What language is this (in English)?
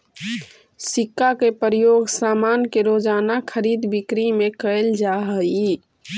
Magahi